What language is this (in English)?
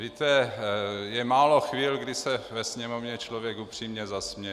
Czech